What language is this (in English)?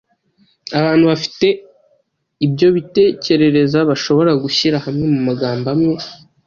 Kinyarwanda